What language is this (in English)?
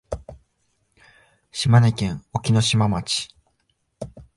Japanese